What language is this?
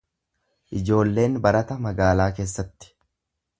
Oromo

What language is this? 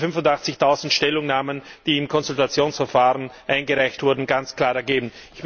German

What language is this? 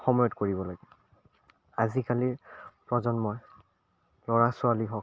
Assamese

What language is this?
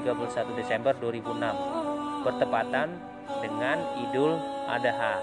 Indonesian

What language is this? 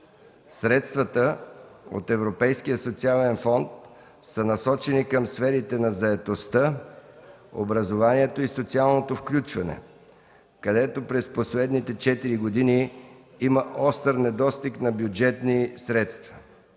Bulgarian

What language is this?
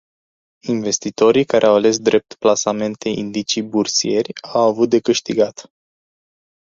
Romanian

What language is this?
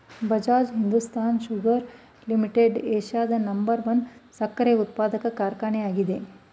Kannada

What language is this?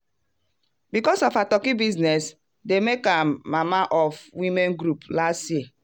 Nigerian Pidgin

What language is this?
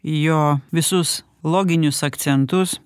Lithuanian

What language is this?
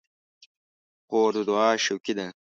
Pashto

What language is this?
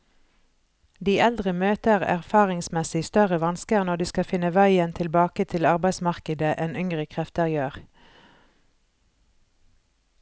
Norwegian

